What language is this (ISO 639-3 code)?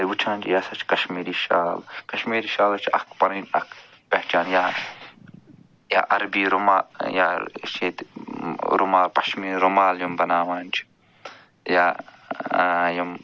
kas